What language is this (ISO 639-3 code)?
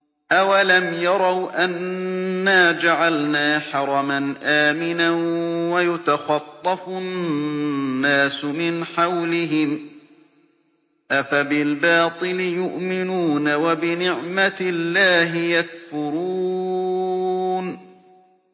ara